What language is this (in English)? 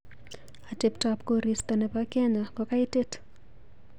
Kalenjin